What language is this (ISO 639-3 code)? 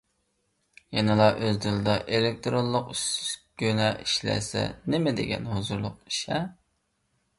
uig